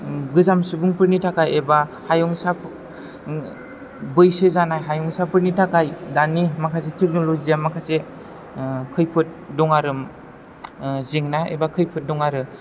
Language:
Bodo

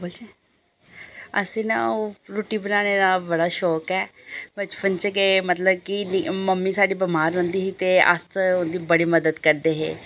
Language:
Dogri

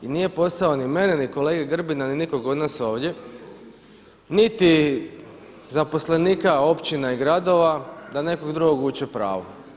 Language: Croatian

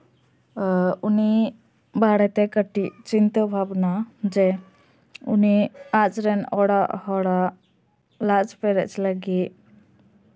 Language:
Santali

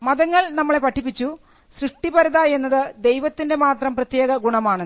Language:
Malayalam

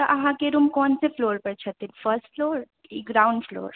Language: Maithili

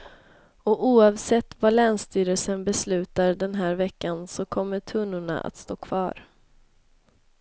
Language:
Swedish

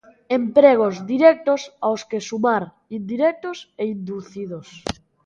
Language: Galician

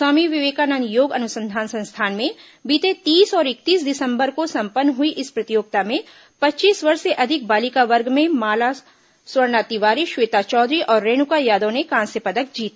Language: Hindi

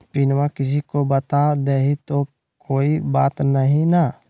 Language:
Magahi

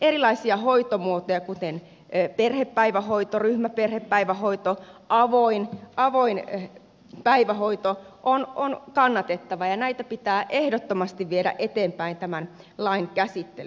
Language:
Finnish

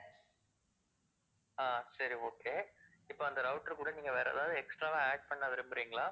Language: Tamil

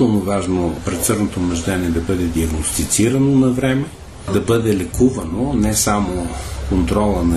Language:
Bulgarian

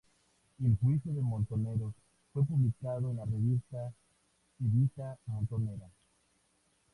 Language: Spanish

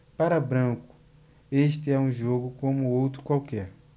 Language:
Portuguese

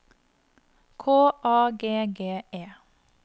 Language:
Norwegian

